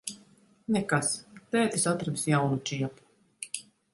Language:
Latvian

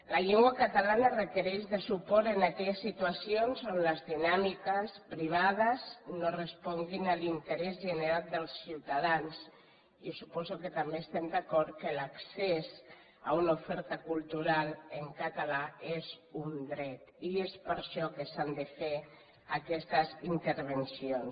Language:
Catalan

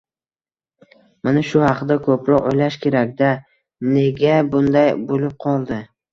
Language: Uzbek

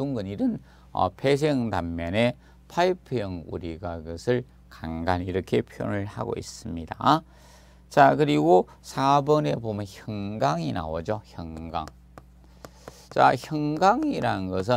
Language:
Korean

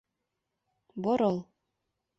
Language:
Bashkir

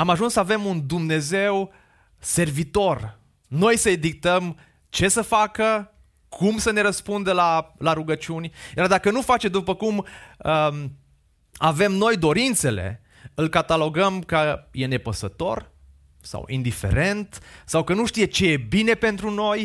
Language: Romanian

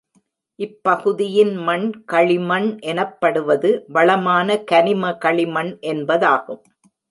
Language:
Tamil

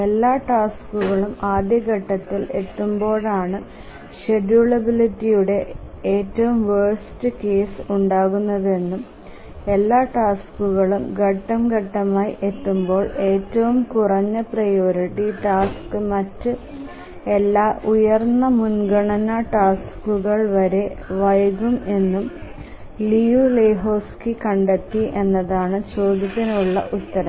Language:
Malayalam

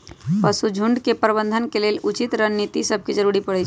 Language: Magahi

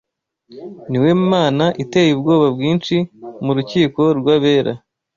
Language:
Kinyarwanda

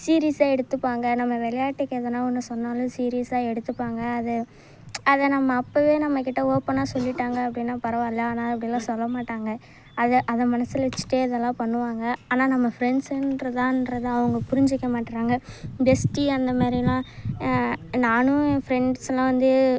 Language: Tamil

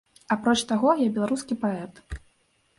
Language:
Belarusian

